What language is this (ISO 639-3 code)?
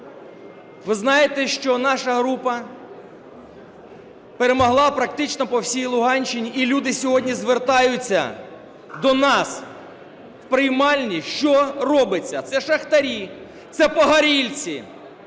ukr